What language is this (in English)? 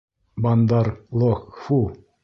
Bashkir